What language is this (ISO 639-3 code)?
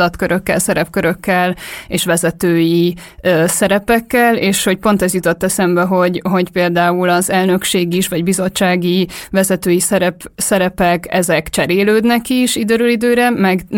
hun